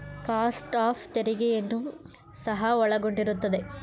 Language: Kannada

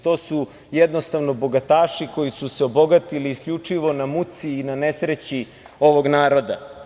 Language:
Serbian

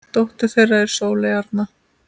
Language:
Icelandic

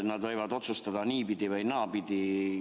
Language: Estonian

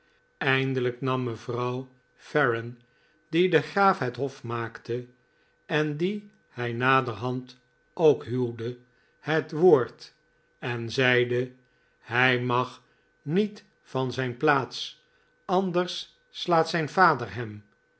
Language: Dutch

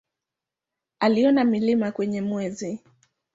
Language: Swahili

